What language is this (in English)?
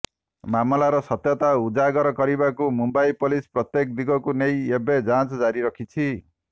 Odia